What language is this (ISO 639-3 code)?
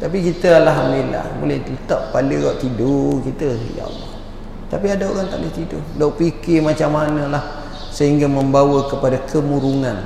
msa